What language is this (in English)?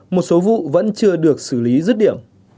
Vietnamese